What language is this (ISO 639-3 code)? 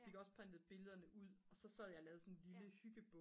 dan